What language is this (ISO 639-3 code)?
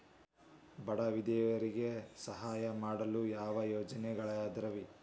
kan